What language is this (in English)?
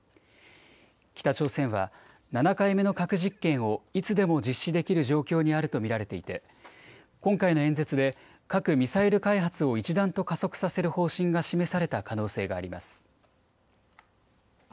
Japanese